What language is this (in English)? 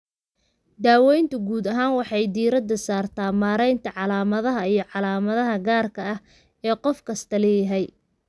Somali